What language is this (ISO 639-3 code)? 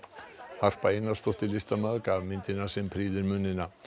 isl